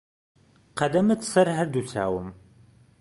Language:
Central Kurdish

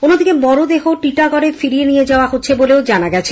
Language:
Bangla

